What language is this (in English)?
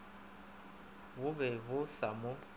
Northern Sotho